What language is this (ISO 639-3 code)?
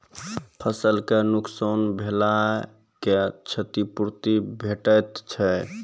mai